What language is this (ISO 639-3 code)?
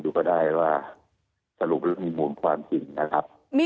tha